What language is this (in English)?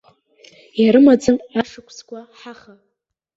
Abkhazian